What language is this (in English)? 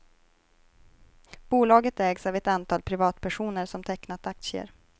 Swedish